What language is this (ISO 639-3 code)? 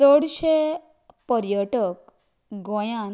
kok